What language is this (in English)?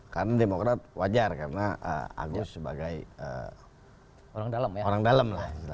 Indonesian